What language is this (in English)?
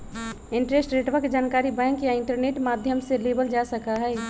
Magahi